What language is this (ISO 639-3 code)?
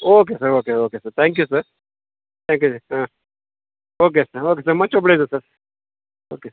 kan